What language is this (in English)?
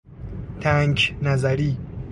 Persian